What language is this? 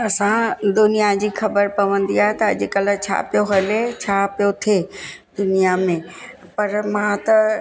Sindhi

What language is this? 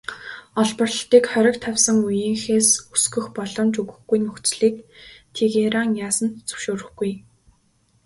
Mongolian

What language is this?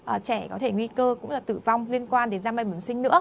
Vietnamese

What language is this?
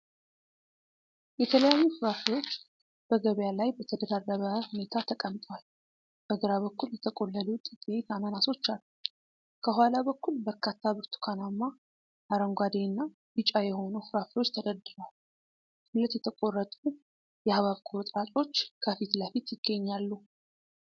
Amharic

